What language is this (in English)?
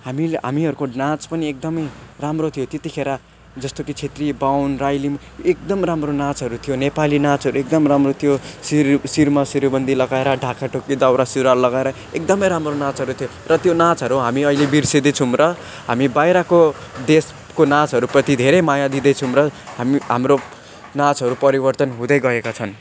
Nepali